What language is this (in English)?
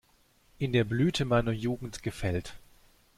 German